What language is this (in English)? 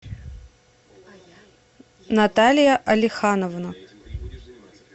Russian